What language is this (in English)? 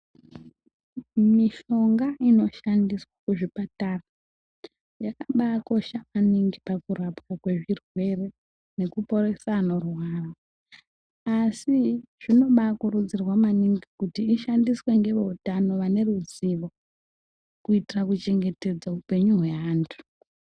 Ndau